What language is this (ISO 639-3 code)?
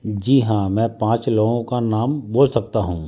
hin